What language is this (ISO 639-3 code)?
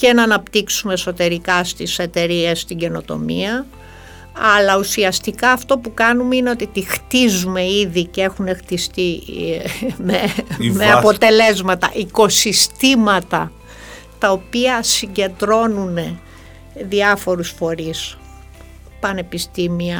ell